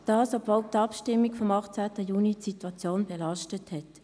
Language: Swiss German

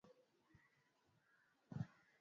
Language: Swahili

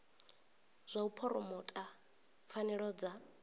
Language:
Venda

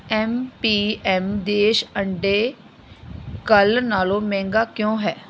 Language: Punjabi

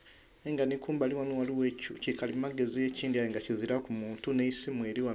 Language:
Soga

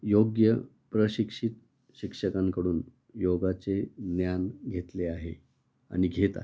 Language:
Marathi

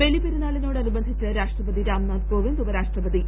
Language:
Malayalam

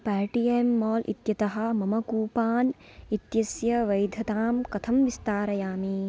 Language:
Sanskrit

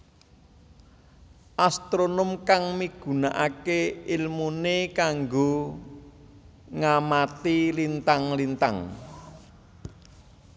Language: Javanese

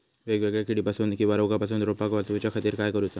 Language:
Marathi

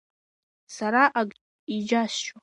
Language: Abkhazian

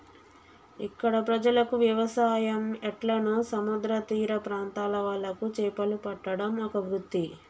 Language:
Telugu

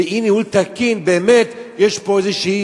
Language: Hebrew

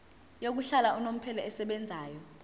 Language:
Zulu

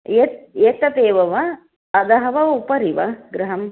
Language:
Sanskrit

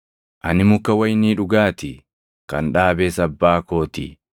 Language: Oromo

